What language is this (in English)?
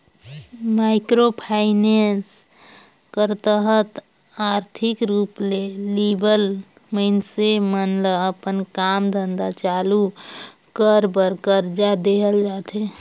Chhattisgarhi